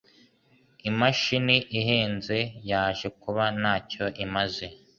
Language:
Kinyarwanda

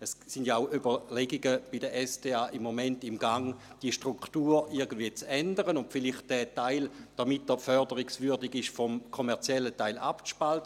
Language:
Swiss German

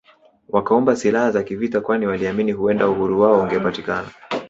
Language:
Swahili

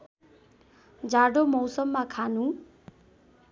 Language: Nepali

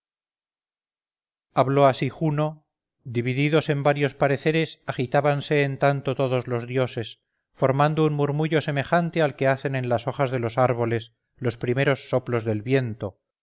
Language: Spanish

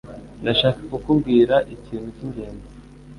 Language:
Kinyarwanda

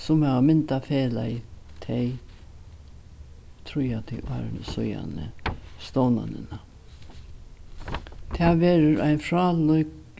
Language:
Faroese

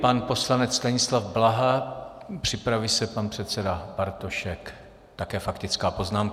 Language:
Czech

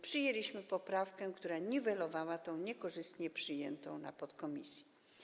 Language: Polish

